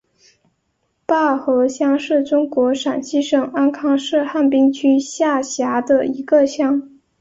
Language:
Chinese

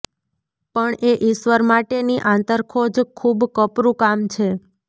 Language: Gujarati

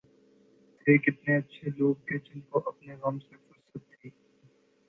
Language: Urdu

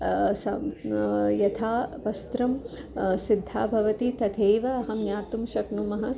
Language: Sanskrit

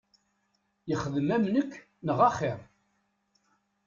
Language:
Kabyle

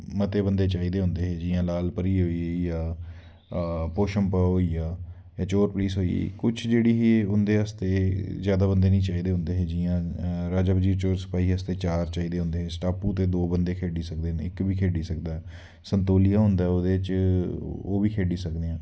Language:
Dogri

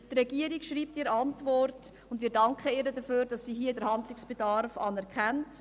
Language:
Swiss German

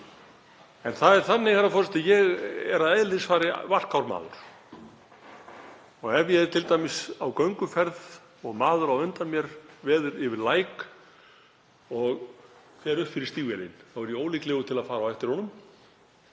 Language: Icelandic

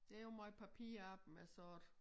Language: Danish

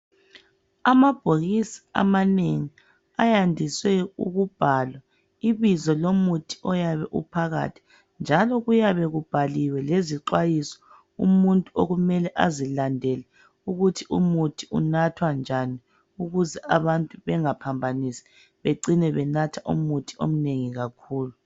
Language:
North Ndebele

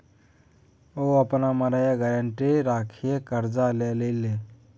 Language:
Maithili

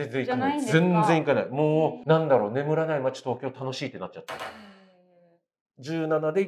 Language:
Japanese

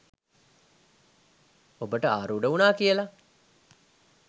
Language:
Sinhala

